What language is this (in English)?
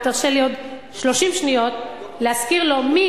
Hebrew